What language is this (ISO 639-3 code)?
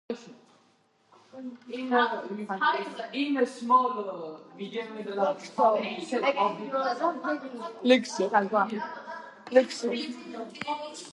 kat